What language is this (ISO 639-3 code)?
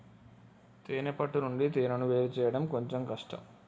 tel